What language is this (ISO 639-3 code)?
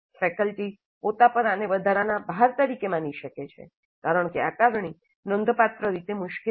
guj